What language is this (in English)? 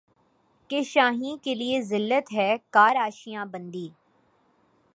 Urdu